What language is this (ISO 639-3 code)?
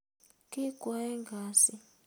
kln